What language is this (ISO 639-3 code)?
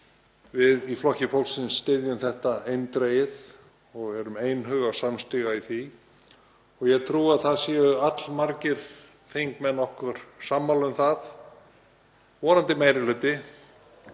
isl